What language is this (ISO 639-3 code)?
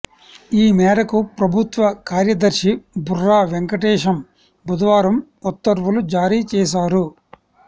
tel